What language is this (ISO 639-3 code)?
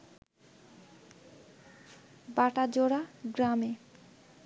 ben